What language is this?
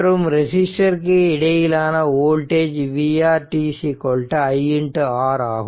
Tamil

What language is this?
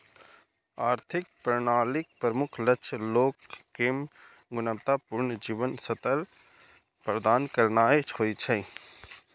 Maithili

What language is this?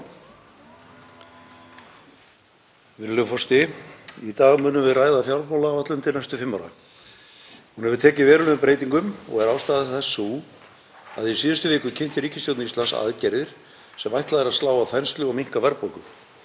Icelandic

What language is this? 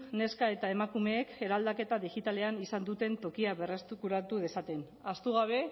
Basque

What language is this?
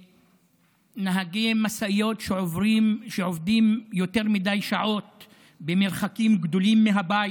Hebrew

